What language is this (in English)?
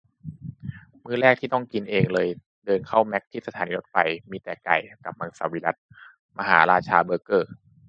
Thai